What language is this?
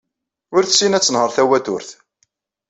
Kabyle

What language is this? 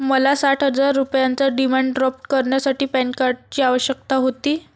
Marathi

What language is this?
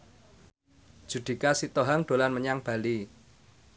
Javanese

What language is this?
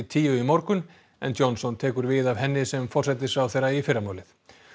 Icelandic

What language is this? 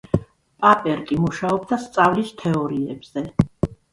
Georgian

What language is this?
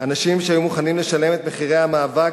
Hebrew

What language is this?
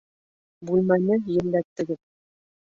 Bashkir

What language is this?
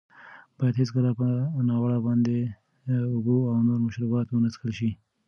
Pashto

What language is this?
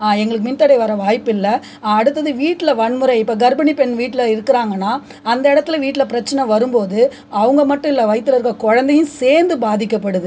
Tamil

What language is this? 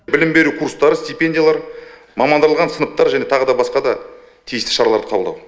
Kazakh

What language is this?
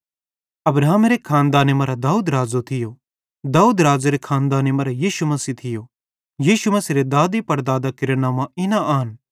Bhadrawahi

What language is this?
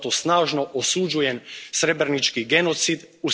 Croatian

